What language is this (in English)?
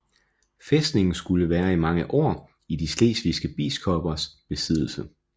Danish